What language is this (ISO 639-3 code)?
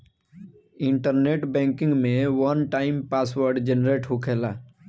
bho